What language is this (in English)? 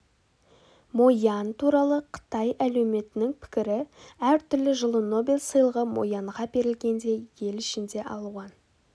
Kazakh